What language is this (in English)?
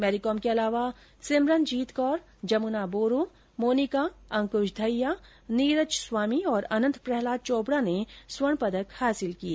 Hindi